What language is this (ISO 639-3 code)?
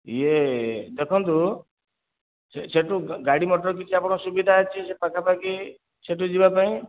ori